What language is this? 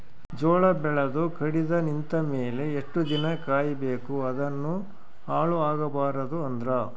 Kannada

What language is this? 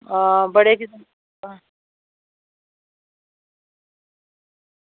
Dogri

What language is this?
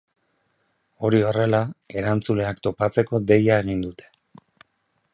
Basque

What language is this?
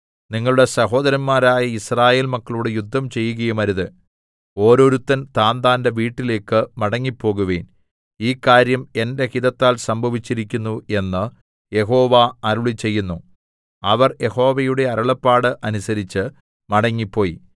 Malayalam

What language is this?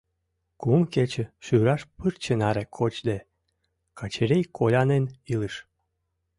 Mari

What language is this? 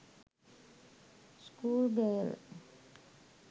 Sinhala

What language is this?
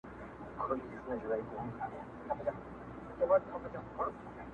Pashto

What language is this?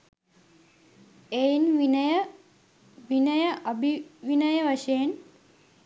Sinhala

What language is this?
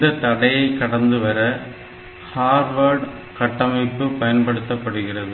Tamil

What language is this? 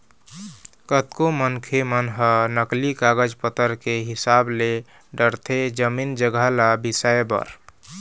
Chhattisgarhi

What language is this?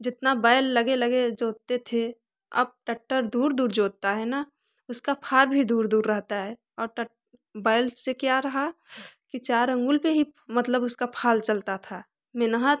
Hindi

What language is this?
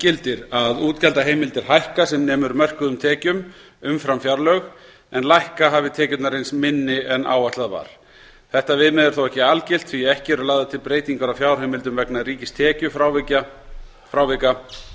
Icelandic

